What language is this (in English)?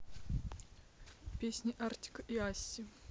Russian